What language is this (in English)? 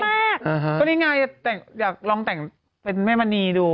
Thai